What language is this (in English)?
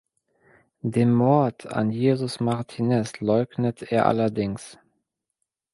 German